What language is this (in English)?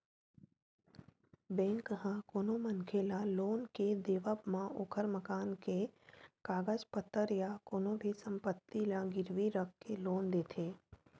Chhattisgarhi